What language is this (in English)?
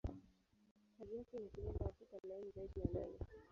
Swahili